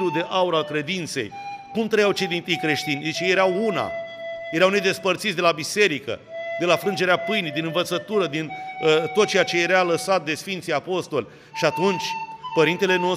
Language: Romanian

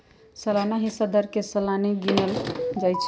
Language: Magahi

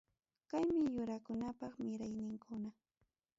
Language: Ayacucho Quechua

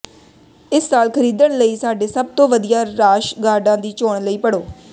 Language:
Punjabi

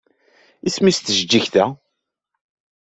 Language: Kabyle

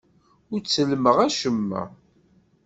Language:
Kabyle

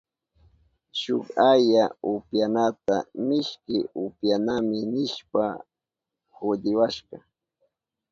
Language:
Southern Pastaza Quechua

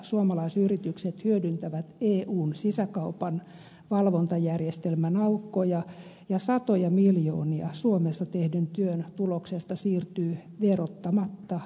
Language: Finnish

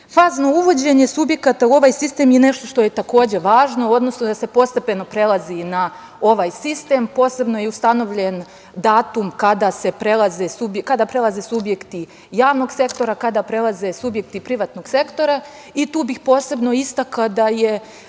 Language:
Serbian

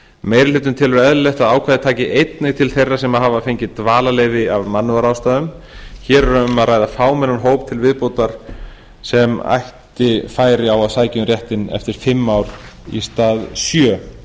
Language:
Icelandic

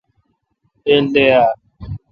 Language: Kalkoti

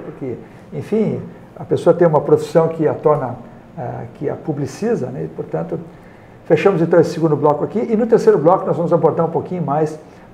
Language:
Portuguese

